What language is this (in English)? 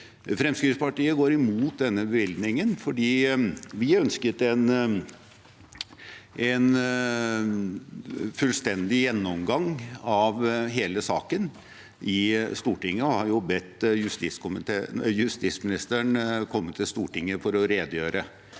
Norwegian